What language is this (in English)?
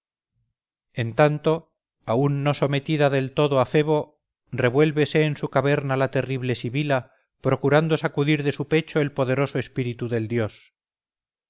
Spanish